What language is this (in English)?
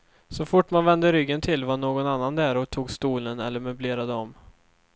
Swedish